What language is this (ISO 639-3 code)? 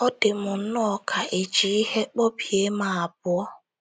ibo